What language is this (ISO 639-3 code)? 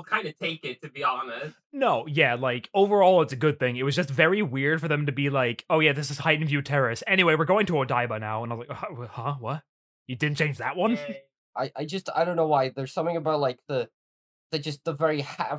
eng